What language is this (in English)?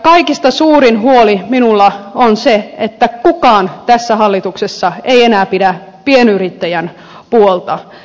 Finnish